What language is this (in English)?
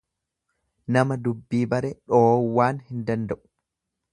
Oromo